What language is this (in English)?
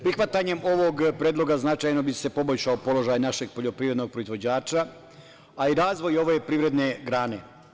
Serbian